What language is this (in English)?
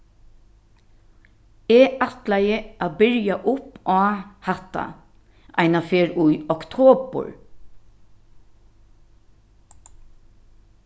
Faroese